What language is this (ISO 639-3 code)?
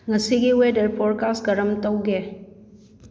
mni